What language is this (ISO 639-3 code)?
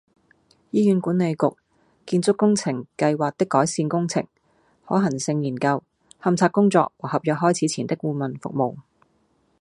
yue